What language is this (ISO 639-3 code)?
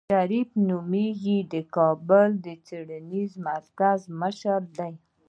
pus